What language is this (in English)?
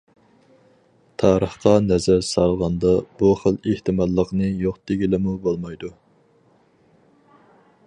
Uyghur